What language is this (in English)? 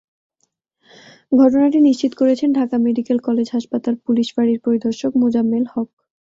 Bangla